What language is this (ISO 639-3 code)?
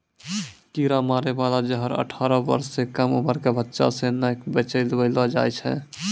mai